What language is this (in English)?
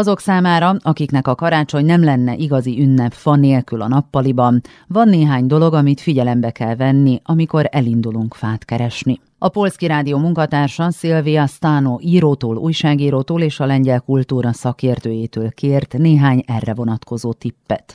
Hungarian